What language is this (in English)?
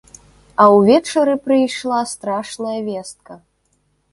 Belarusian